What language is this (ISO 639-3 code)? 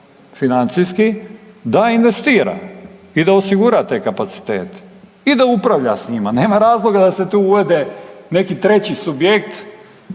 hrv